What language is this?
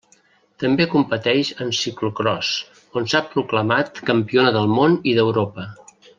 Catalan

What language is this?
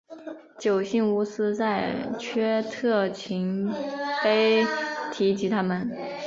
Chinese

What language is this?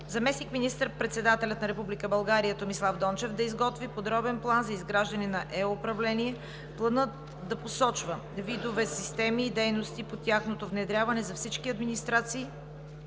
Bulgarian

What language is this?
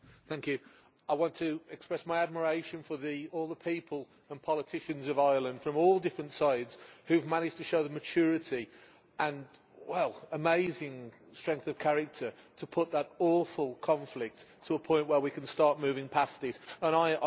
English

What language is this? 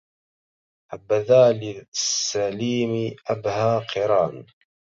Arabic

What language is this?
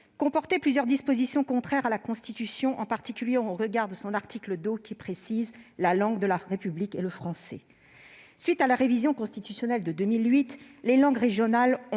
French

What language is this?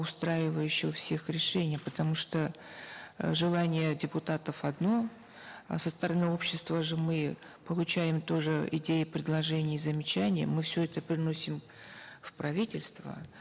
Kazakh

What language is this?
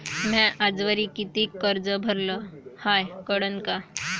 Marathi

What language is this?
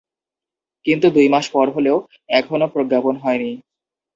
Bangla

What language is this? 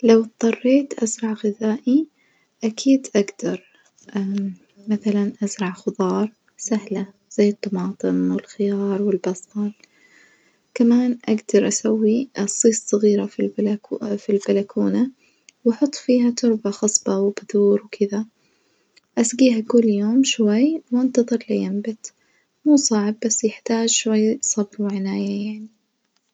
Najdi Arabic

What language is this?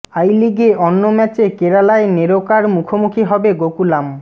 Bangla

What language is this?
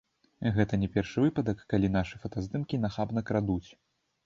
Belarusian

